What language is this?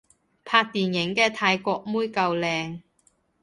Cantonese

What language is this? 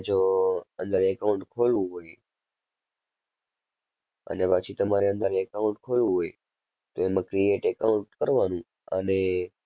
Gujarati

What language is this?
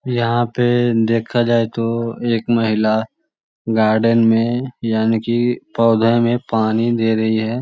Magahi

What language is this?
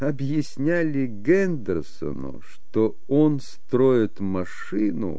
Russian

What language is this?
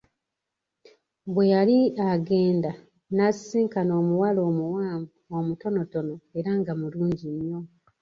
Ganda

